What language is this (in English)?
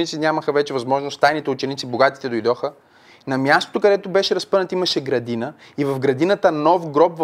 Bulgarian